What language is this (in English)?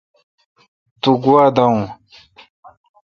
Kalkoti